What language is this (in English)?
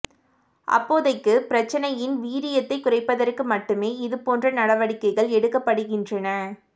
Tamil